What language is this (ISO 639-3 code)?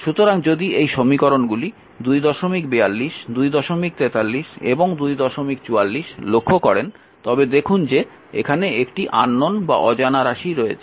ben